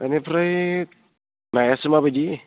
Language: Bodo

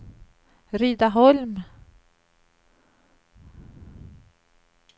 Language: Swedish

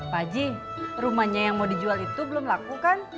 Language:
Indonesian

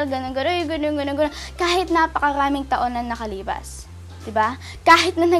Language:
Filipino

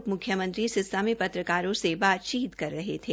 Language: Hindi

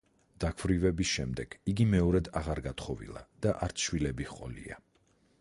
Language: Georgian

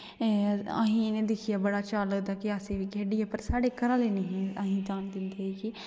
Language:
Dogri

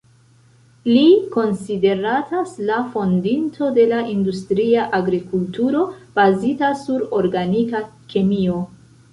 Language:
Esperanto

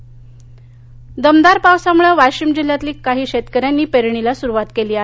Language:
Marathi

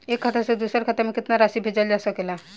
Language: Bhojpuri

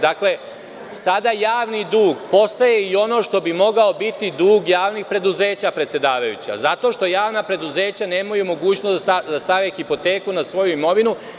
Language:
Serbian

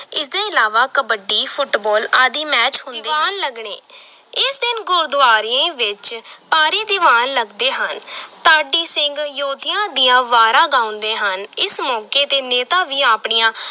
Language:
Punjabi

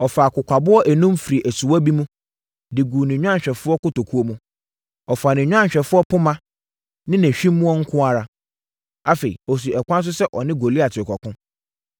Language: Akan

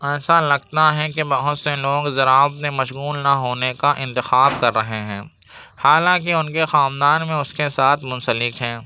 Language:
Urdu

